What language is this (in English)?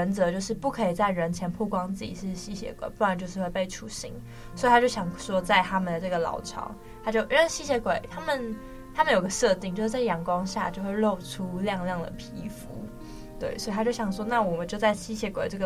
Chinese